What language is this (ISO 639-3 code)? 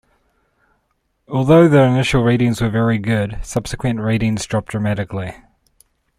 eng